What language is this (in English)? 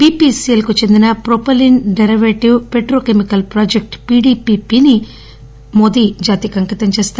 Telugu